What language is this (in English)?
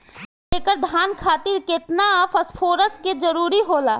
Bhojpuri